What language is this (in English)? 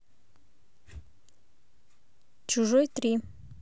Russian